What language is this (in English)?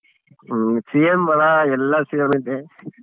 Kannada